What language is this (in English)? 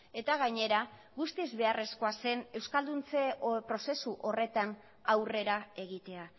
Basque